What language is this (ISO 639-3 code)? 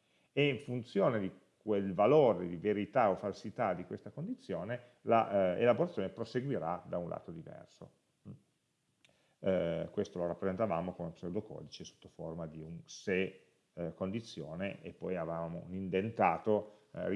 ita